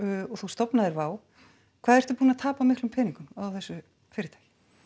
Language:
Icelandic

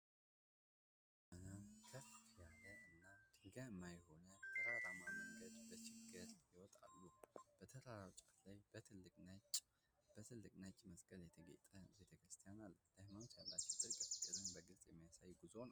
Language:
Amharic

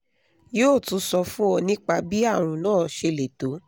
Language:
Yoruba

